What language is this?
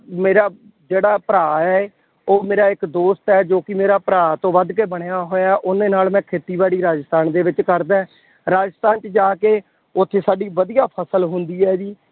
Punjabi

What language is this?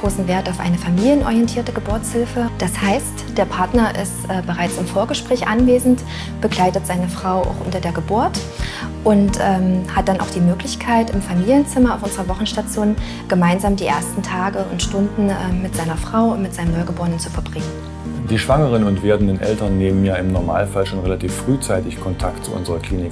German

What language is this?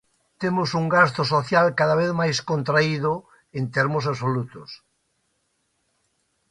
Galician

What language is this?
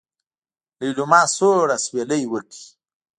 Pashto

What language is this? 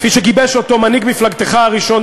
Hebrew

